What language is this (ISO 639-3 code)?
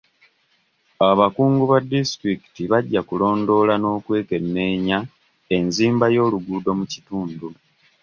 lug